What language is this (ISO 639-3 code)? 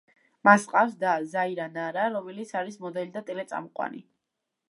kat